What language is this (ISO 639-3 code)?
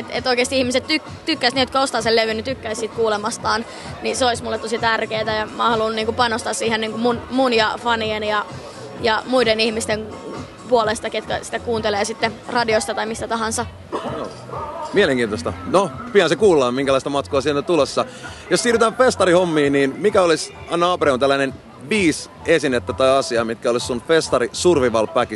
fin